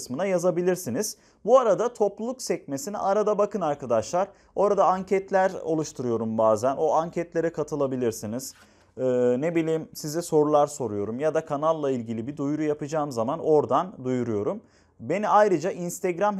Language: Turkish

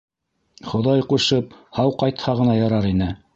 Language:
Bashkir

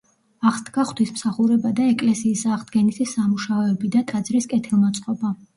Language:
Georgian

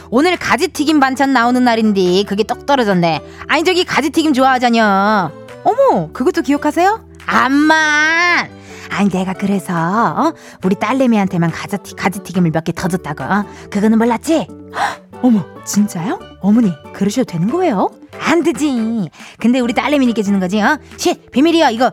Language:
Korean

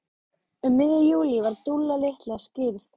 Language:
Icelandic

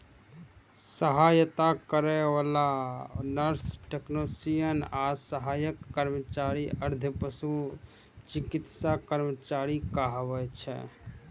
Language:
Maithili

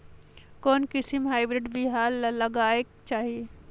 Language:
Chhattisgarhi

